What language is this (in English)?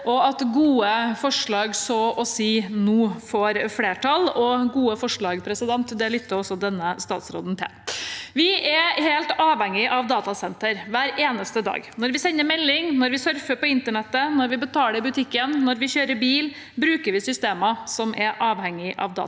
Norwegian